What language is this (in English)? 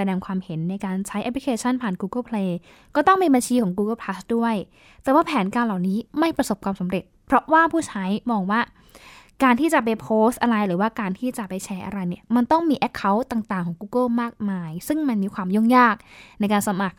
Thai